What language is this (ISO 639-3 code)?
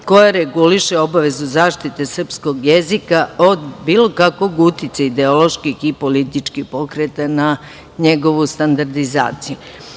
srp